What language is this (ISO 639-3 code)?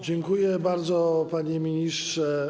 pol